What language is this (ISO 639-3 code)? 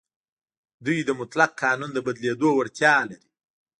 pus